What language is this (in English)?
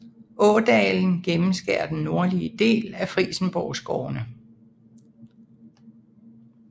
Danish